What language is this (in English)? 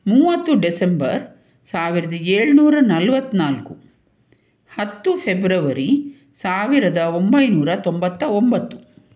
Kannada